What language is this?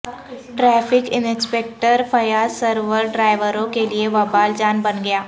Urdu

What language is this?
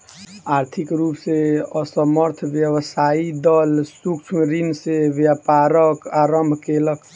Maithili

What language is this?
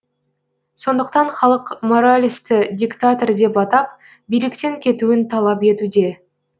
Kazakh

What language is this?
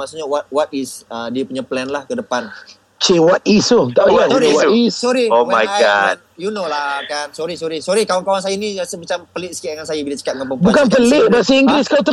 Malay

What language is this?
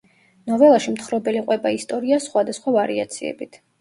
Georgian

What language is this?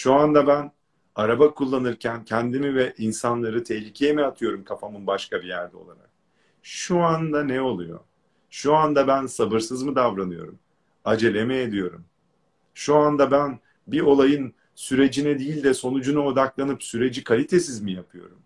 Turkish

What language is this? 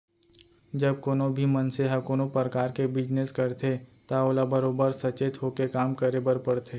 Chhattisgarhi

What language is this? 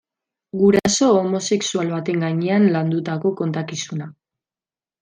Basque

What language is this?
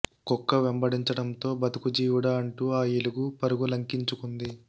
Telugu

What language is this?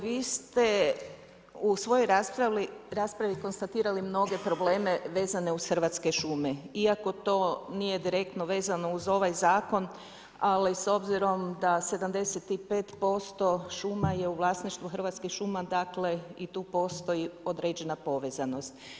Croatian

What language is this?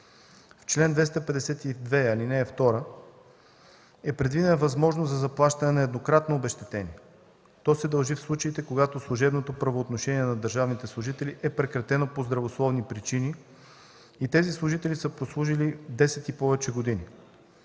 Bulgarian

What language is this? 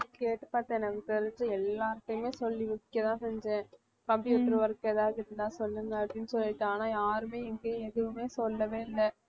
Tamil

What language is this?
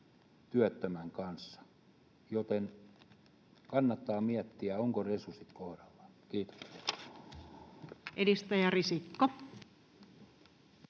Finnish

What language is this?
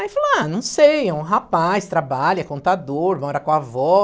Portuguese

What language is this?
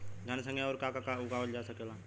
Bhojpuri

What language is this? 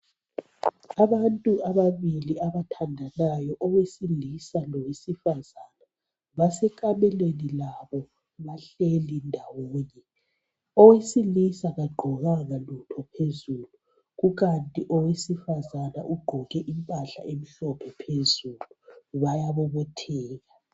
North Ndebele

